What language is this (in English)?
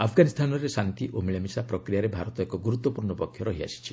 Odia